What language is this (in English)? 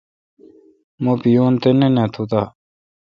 Kalkoti